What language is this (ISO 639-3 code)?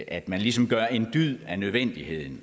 dan